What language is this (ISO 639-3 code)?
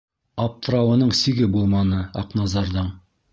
bak